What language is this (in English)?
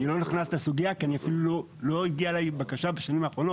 Hebrew